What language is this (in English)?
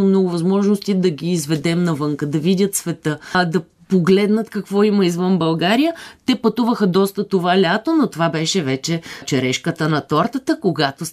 Bulgarian